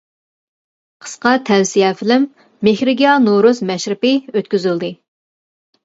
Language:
Uyghur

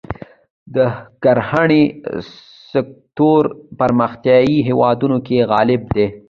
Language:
Pashto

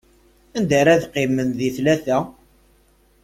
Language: Kabyle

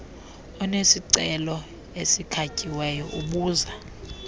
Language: Xhosa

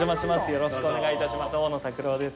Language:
Japanese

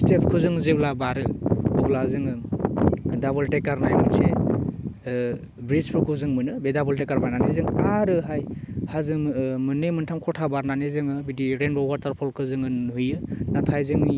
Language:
Bodo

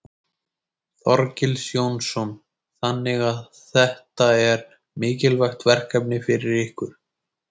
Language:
Icelandic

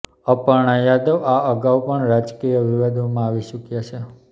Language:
Gujarati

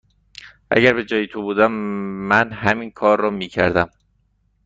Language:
Persian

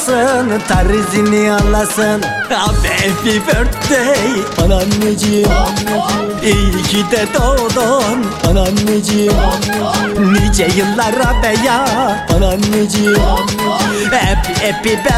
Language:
Turkish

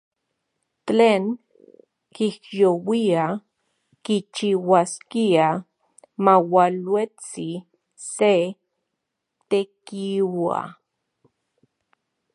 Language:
Central Puebla Nahuatl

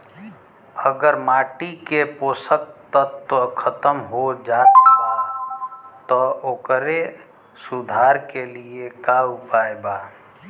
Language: Bhojpuri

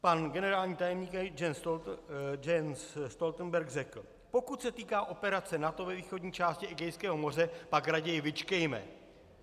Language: Czech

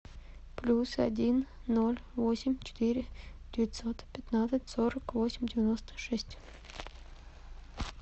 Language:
Russian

